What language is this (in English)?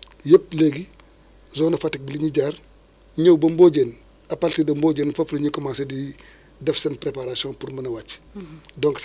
Wolof